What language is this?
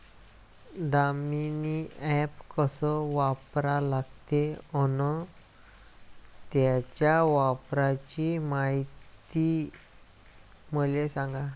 Marathi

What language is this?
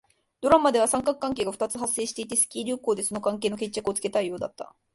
Japanese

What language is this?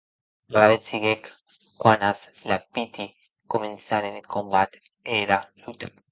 Occitan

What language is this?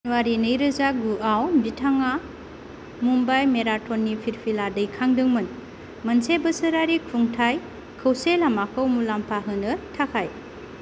Bodo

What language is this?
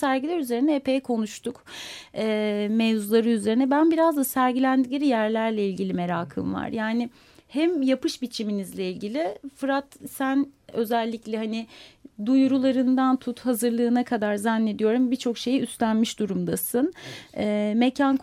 Turkish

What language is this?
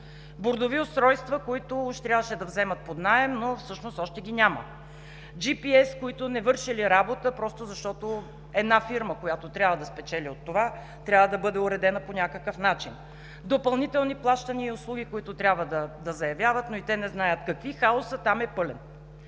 Bulgarian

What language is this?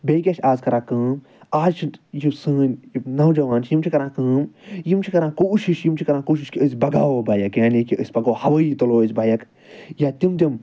Kashmiri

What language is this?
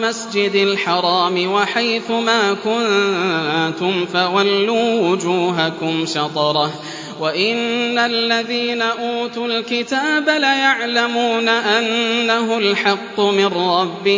Arabic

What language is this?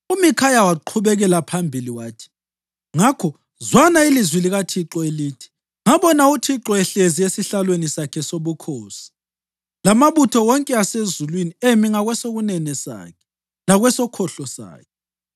North Ndebele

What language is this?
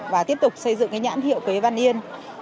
Vietnamese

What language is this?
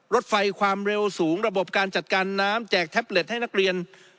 Thai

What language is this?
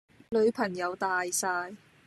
Cantonese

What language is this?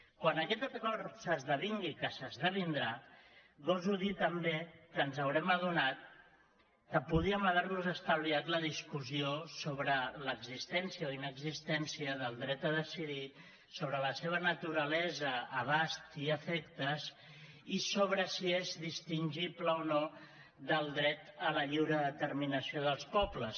Catalan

